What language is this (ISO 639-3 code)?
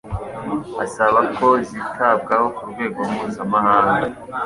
kin